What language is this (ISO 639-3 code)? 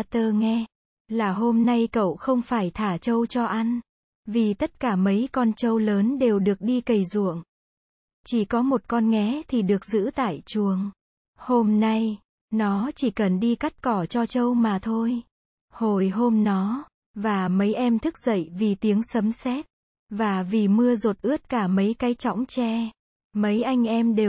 vie